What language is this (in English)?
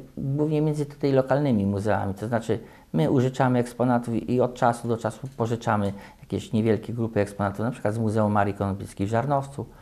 Polish